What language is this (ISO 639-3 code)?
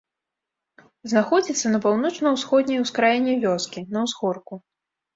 bel